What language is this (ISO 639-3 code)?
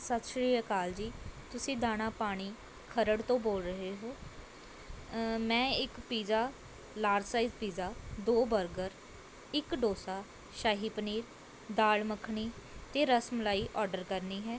pan